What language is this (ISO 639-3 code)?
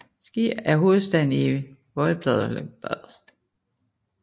dan